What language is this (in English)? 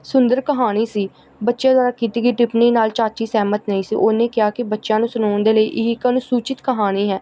Punjabi